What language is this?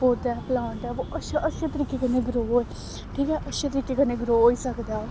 Dogri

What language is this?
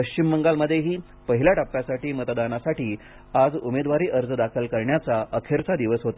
Marathi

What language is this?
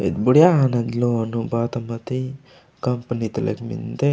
Gondi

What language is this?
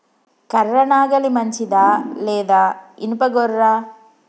Telugu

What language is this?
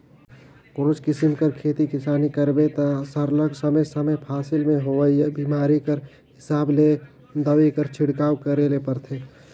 Chhattisgarhi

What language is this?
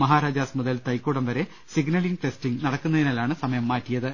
Malayalam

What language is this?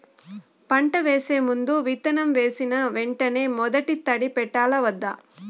Telugu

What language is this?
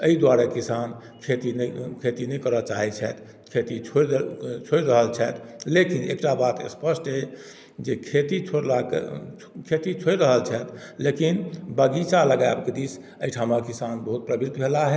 Maithili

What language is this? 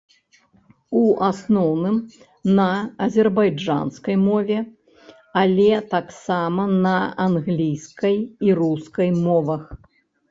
Belarusian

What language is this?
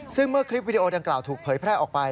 Thai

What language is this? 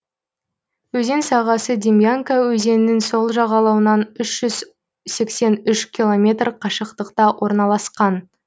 Kazakh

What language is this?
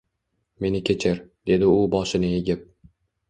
Uzbek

